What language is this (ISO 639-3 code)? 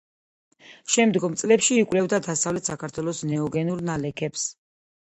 kat